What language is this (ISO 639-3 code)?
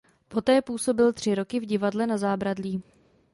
ces